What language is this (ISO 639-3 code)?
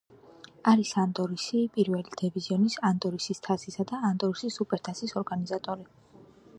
kat